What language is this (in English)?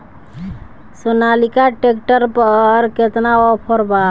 Bhojpuri